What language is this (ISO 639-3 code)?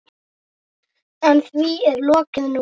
isl